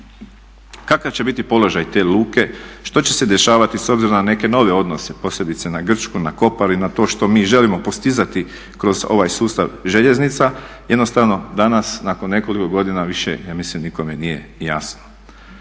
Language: Croatian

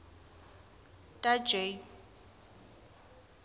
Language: Swati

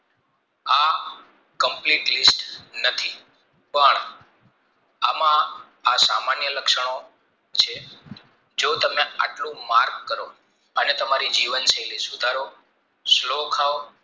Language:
Gujarati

